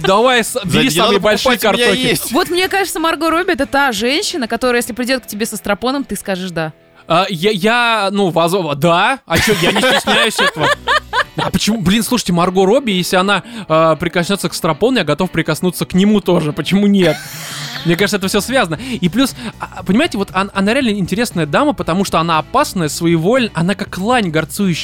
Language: Russian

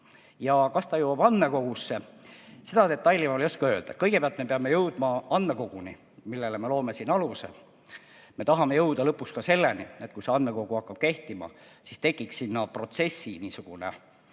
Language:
Estonian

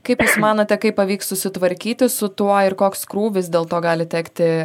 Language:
Lithuanian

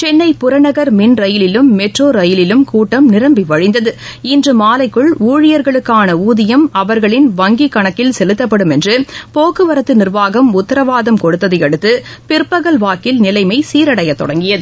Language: Tamil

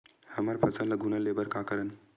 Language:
Chhattisgarhi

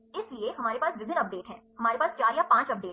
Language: Hindi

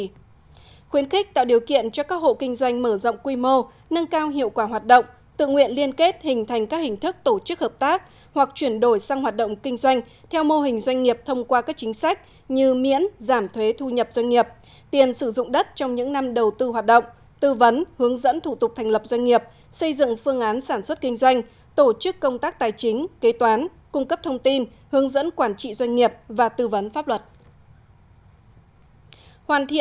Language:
Vietnamese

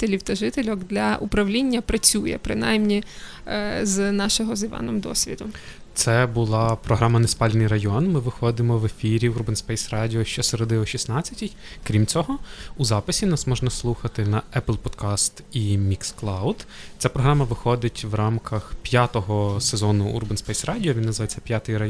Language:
Ukrainian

